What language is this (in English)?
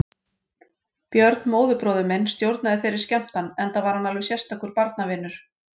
Icelandic